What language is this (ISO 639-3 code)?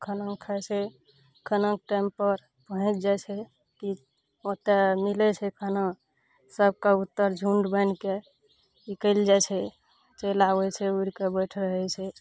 mai